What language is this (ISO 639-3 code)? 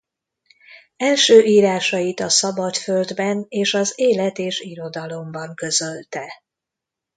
hun